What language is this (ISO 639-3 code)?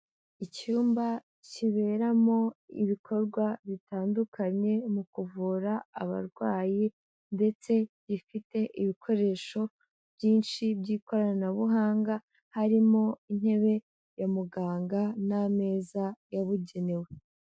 kin